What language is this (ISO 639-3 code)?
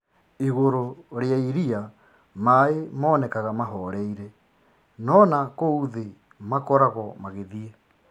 kik